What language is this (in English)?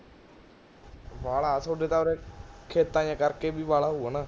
Punjabi